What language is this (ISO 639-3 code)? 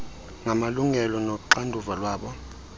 xho